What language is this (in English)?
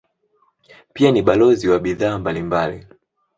Swahili